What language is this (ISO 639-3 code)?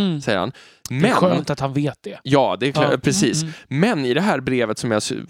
swe